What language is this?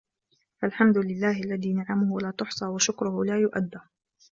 Arabic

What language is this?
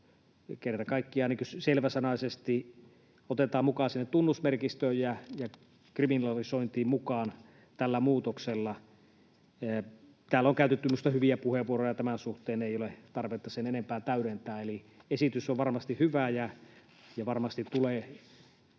Finnish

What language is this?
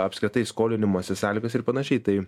Lithuanian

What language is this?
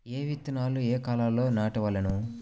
Telugu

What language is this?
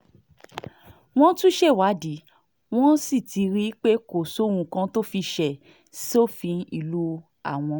Yoruba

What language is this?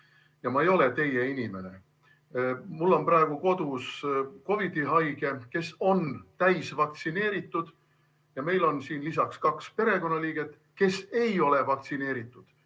Estonian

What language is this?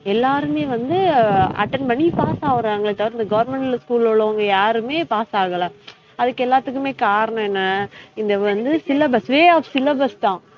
Tamil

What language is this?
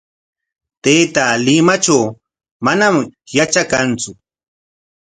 Corongo Ancash Quechua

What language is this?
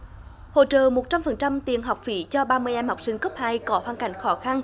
Vietnamese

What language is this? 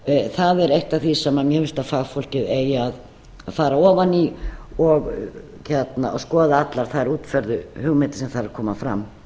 Icelandic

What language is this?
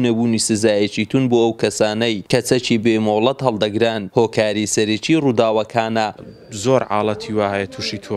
Turkish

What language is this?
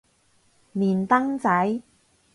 Cantonese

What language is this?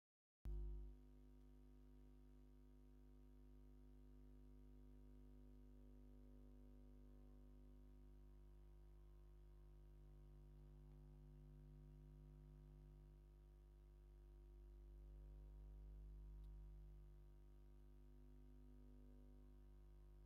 Tigrinya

